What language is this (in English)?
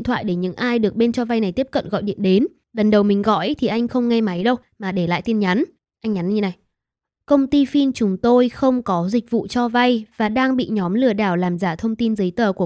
Vietnamese